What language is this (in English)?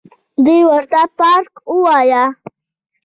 Pashto